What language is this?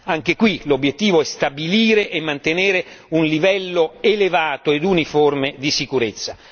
Italian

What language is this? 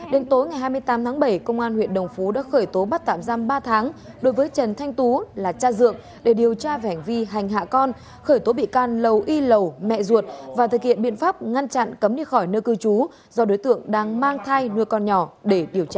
Vietnamese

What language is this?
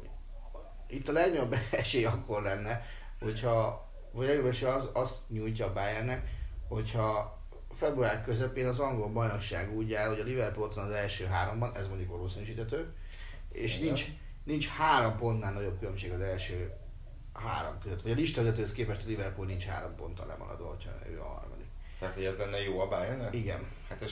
Hungarian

